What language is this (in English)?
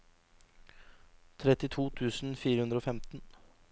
Norwegian